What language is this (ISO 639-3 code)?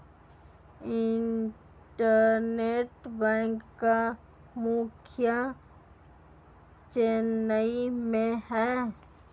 hin